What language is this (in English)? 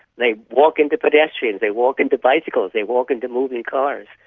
English